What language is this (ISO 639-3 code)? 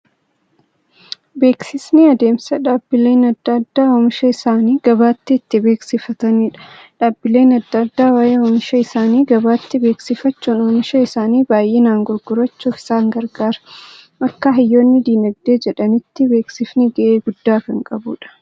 orm